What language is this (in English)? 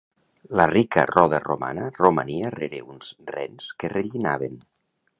Catalan